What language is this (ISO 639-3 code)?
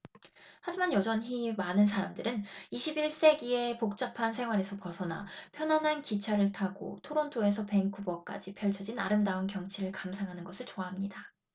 kor